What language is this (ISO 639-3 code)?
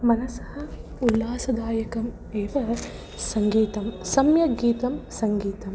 san